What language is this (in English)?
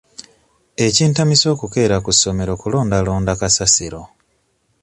Ganda